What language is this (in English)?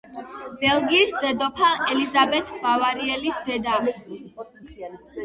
Georgian